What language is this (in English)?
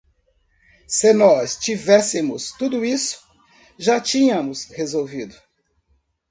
Portuguese